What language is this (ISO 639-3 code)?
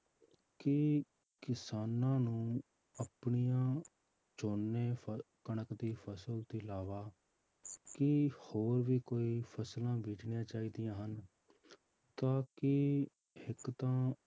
pan